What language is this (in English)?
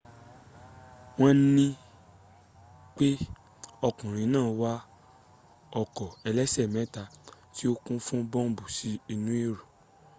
Yoruba